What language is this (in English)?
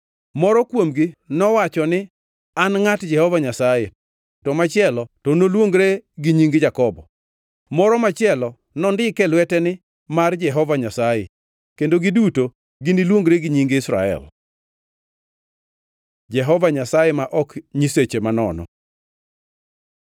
Luo (Kenya and Tanzania)